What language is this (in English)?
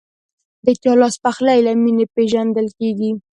Pashto